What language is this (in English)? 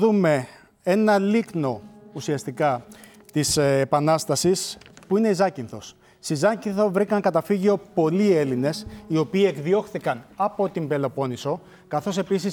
Greek